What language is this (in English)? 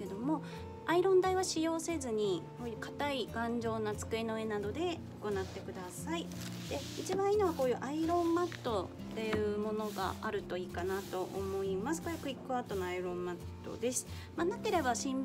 Japanese